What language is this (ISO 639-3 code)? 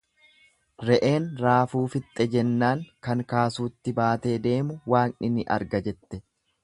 orm